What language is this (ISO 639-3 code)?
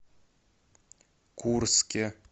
rus